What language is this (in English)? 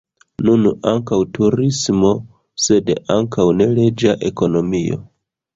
Esperanto